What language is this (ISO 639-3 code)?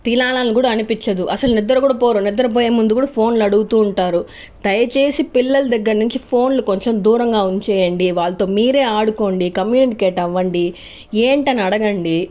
tel